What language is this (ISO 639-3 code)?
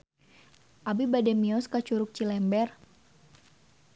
sun